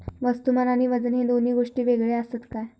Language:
Marathi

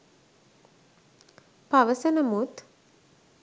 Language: Sinhala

